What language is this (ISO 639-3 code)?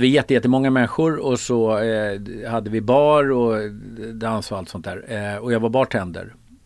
swe